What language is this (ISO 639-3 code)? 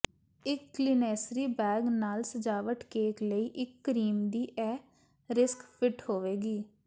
pan